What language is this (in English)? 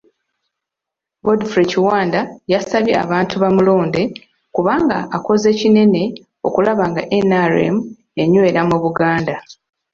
Ganda